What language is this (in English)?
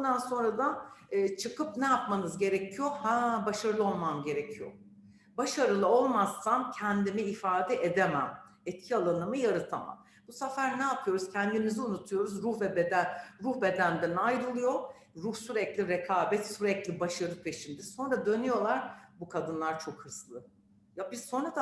Turkish